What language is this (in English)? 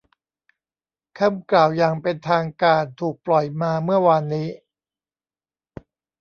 Thai